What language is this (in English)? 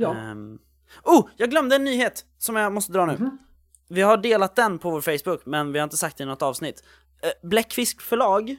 Swedish